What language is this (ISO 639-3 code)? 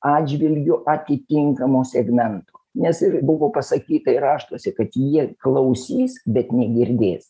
lit